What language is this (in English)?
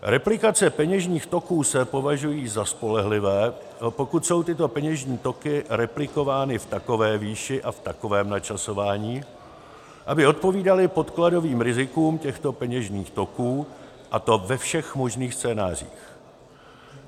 Czech